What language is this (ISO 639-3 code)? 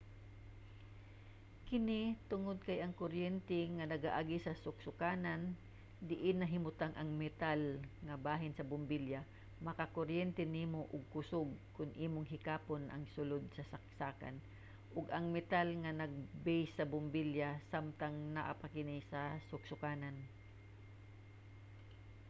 ceb